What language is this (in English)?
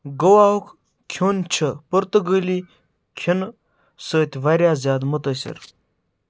Kashmiri